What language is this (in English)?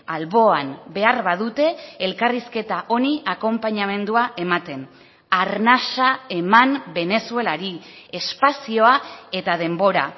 Basque